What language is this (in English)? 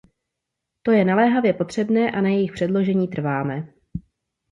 Czech